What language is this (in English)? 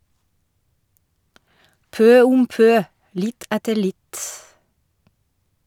Norwegian